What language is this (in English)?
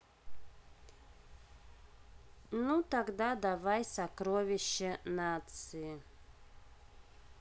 Russian